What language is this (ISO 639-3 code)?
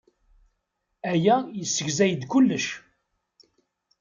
kab